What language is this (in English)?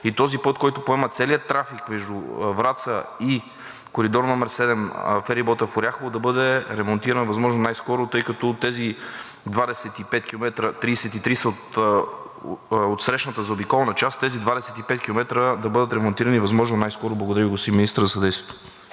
Bulgarian